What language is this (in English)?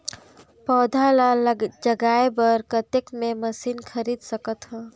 Chhattisgarhi